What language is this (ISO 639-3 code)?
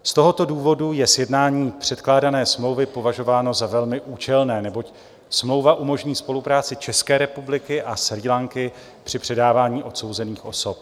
ces